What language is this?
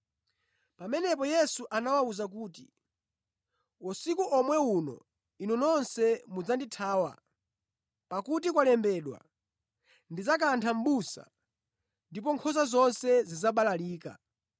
Nyanja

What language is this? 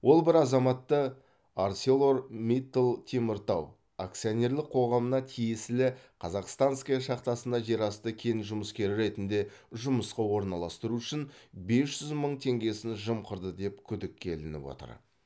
Kazakh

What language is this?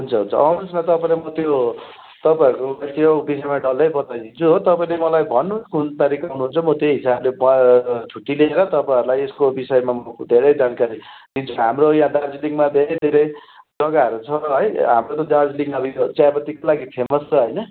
Nepali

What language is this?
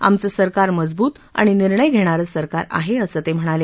Marathi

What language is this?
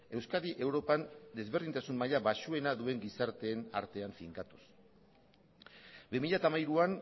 Basque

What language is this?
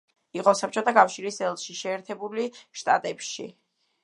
Georgian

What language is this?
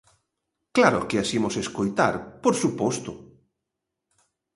Galician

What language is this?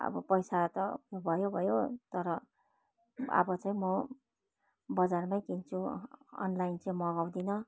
Nepali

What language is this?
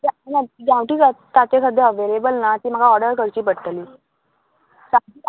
Konkani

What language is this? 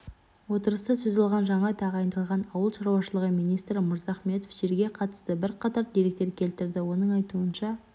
Kazakh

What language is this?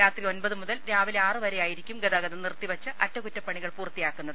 Malayalam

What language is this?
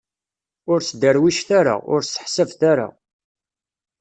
Kabyle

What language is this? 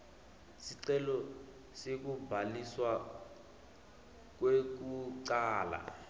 Swati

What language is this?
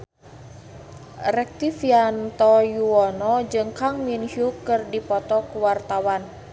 Sundanese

